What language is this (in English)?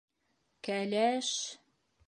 Bashkir